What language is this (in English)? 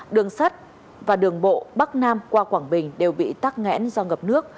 Vietnamese